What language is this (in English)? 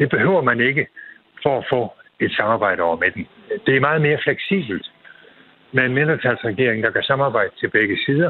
Danish